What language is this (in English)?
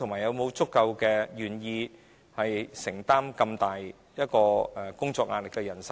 Cantonese